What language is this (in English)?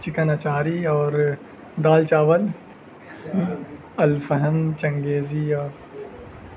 Urdu